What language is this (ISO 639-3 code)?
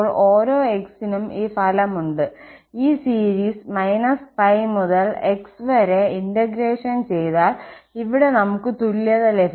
mal